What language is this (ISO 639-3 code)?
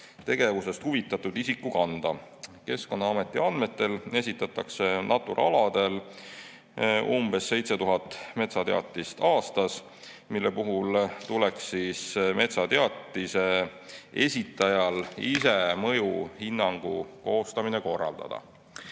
est